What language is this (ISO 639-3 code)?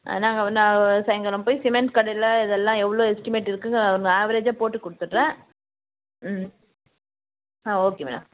tam